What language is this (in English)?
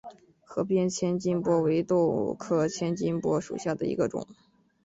Chinese